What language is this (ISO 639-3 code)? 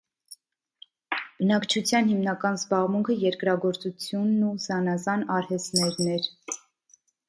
hye